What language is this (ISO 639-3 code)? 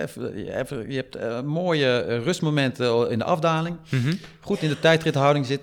nld